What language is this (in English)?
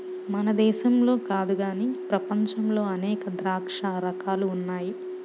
Telugu